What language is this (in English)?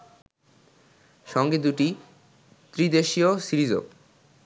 Bangla